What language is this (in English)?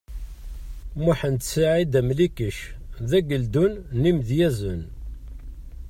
Kabyle